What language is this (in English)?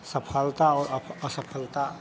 Hindi